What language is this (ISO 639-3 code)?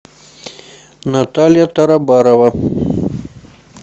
rus